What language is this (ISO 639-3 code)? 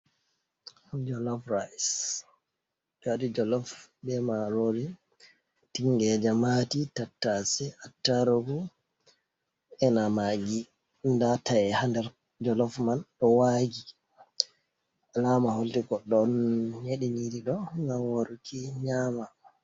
ful